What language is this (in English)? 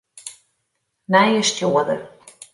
Western Frisian